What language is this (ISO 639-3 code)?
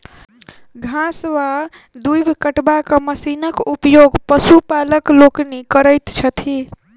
mai